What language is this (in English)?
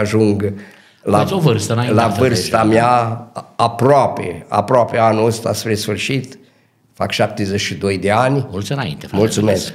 Romanian